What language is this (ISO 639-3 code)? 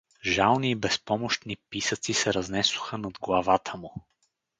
bul